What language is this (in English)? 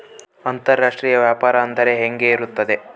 Kannada